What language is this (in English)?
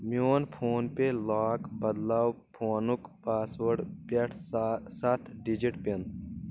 Kashmiri